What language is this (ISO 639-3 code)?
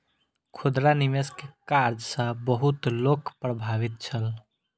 mai